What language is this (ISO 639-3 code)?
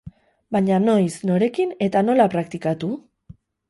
eus